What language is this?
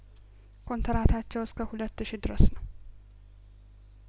Amharic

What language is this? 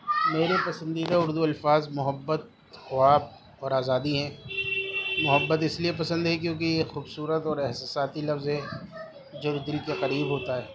Urdu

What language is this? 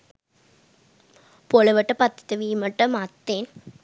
Sinhala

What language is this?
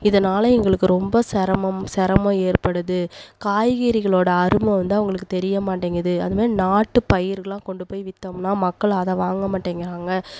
Tamil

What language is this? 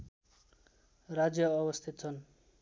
Nepali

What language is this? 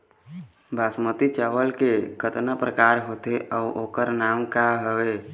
Chhattisgarhi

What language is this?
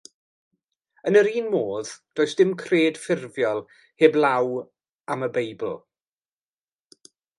Welsh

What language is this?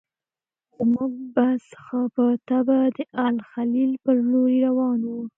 Pashto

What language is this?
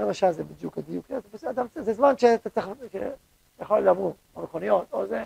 Hebrew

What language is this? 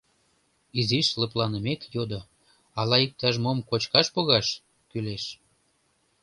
Mari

